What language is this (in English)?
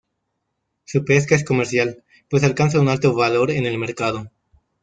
Spanish